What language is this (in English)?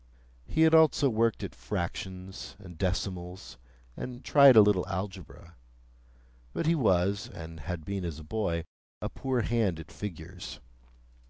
English